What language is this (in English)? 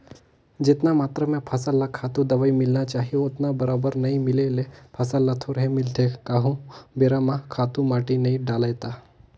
Chhattisgarhi